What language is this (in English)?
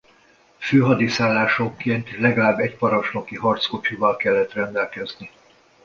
Hungarian